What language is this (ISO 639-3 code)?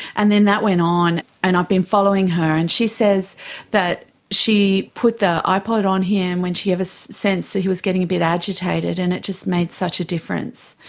eng